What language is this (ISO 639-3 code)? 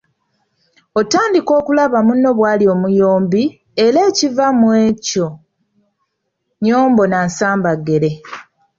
lug